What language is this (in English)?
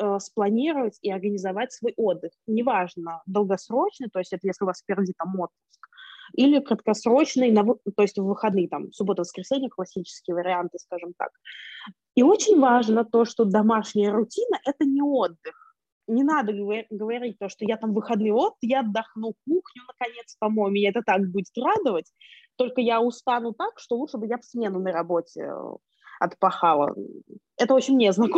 Russian